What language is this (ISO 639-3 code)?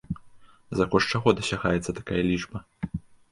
bel